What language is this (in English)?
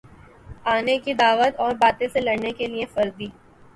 Urdu